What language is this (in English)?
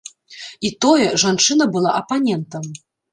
Belarusian